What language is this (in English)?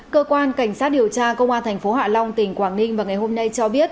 Vietnamese